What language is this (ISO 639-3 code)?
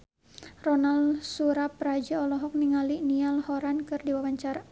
sun